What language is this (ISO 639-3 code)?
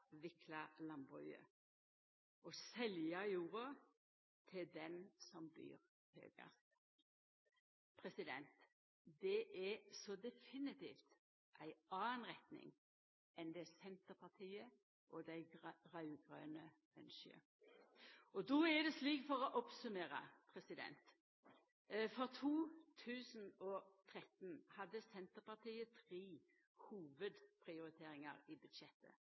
nno